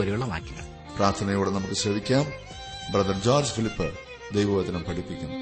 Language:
Malayalam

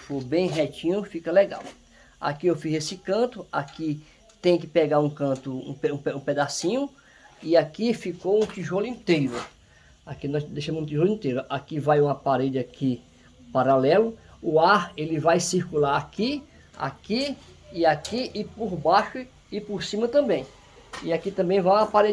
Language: Portuguese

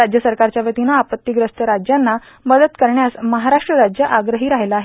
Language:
Marathi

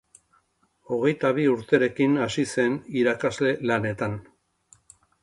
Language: Basque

